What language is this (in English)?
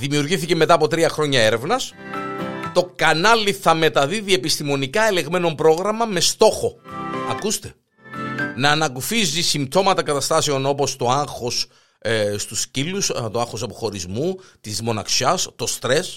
Greek